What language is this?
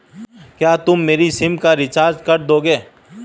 Hindi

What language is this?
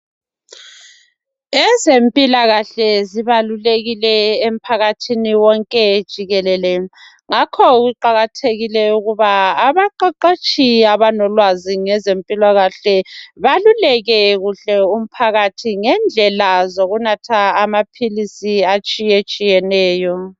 North Ndebele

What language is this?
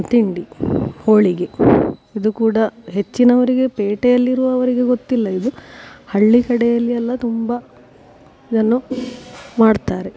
Kannada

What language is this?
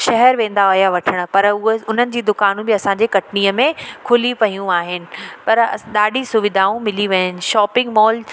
Sindhi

